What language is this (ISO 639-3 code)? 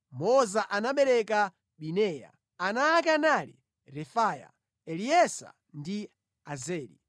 nya